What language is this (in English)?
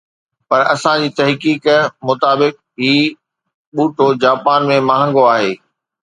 Sindhi